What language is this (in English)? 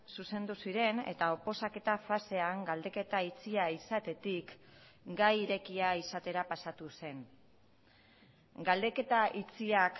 Basque